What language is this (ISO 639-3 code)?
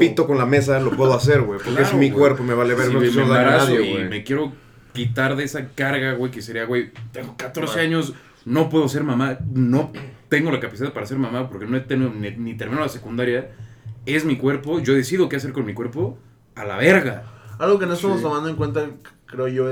spa